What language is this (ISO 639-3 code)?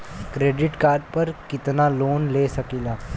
bho